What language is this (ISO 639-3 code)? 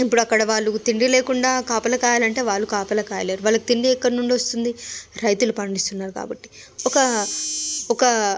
tel